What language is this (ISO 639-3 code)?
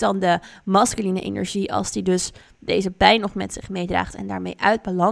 nld